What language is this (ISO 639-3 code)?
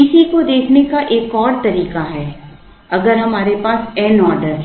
hin